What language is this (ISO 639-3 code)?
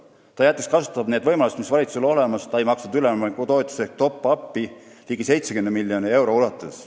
est